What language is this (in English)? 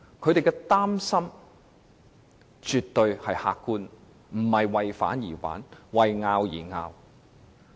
Cantonese